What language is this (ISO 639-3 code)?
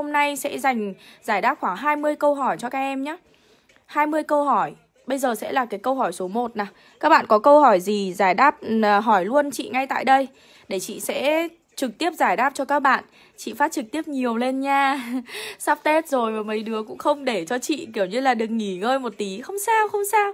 vie